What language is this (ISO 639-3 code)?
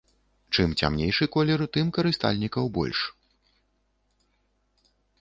bel